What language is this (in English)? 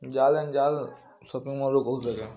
Odia